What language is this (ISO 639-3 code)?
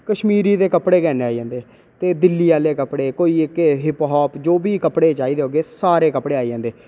doi